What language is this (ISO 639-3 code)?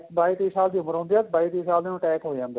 pan